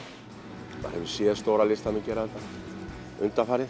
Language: Icelandic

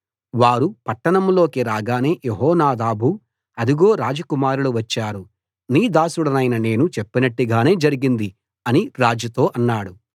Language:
Telugu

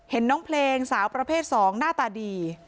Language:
Thai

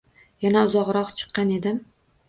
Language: Uzbek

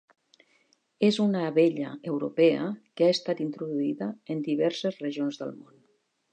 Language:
Catalan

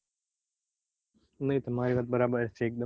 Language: Gujarati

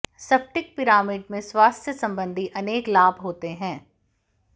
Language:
Hindi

